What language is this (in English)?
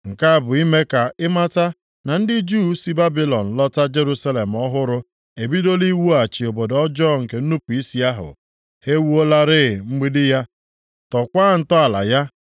Igbo